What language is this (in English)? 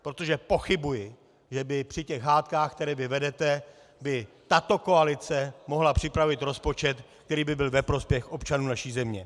Czech